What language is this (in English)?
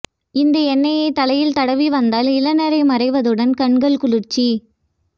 Tamil